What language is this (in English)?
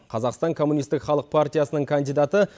Kazakh